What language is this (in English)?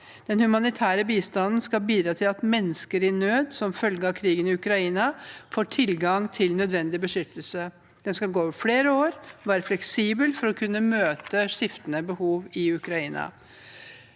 Norwegian